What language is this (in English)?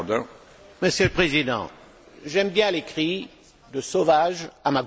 French